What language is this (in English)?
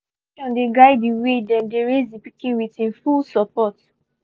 Nigerian Pidgin